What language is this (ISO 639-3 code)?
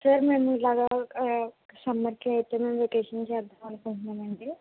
tel